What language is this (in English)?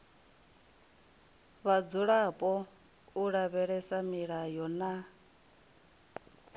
Venda